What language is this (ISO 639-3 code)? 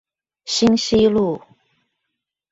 zho